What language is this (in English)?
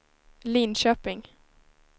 Swedish